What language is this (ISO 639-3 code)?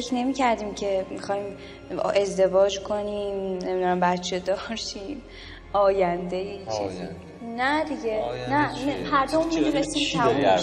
fas